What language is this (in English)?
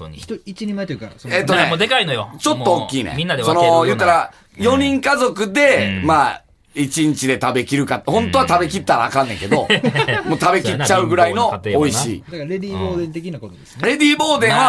Japanese